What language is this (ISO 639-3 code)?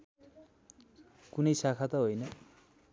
nep